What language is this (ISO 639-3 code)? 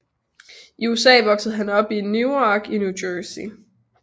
dan